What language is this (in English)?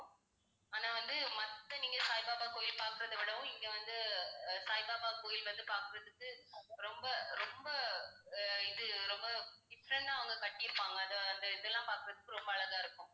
Tamil